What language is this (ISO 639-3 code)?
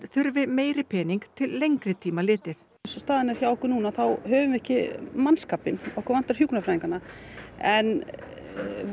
isl